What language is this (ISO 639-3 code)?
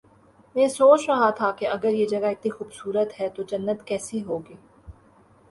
urd